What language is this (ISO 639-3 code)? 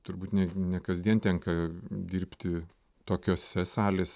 lit